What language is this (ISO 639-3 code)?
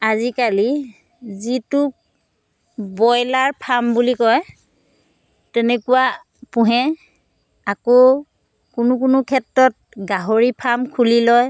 asm